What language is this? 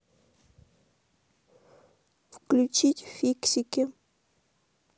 Russian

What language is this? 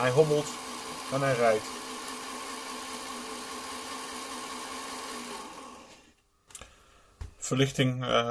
Dutch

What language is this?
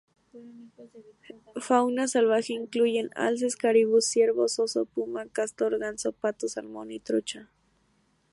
Spanish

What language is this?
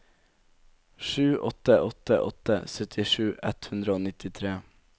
Norwegian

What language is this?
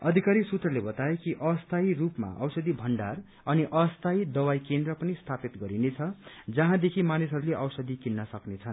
Nepali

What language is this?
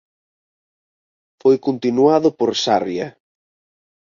Galician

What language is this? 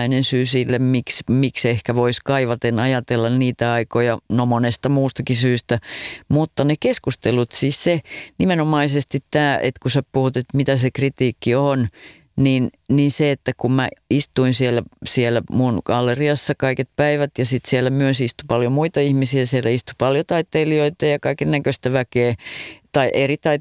Finnish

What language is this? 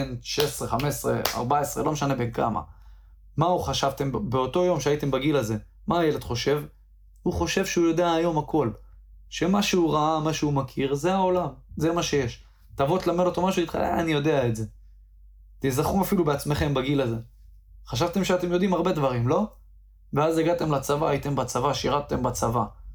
Hebrew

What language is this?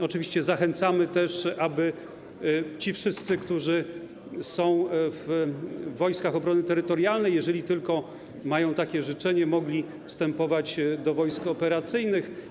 Polish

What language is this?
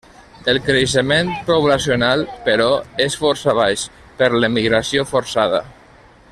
Catalan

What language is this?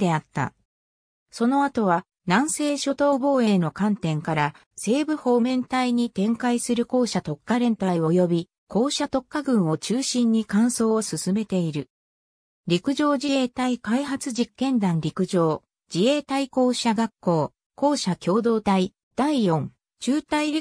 Japanese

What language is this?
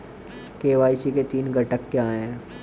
Hindi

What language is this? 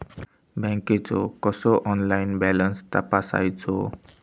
Marathi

